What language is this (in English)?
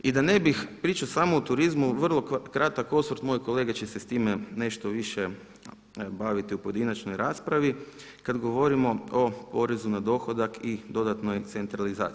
Croatian